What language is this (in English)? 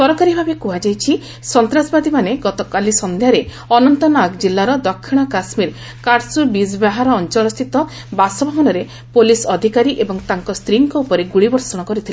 Odia